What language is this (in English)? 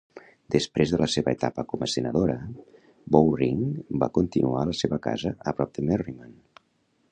Catalan